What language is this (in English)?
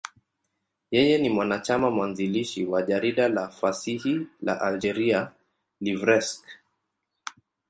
Swahili